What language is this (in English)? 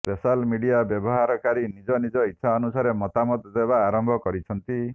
Odia